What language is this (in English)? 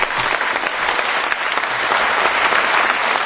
Polish